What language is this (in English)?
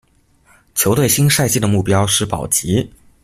Chinese